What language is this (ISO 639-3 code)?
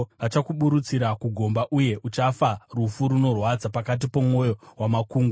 sna